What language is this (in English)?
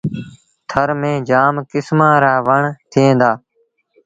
Sindhi Bhil